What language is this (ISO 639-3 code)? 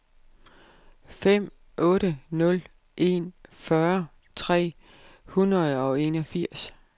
dan